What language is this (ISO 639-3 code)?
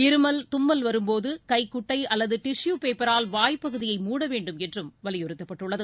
tam